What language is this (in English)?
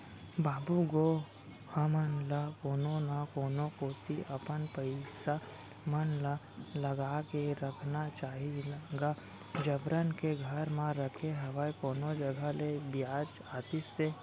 Chhattisgarhi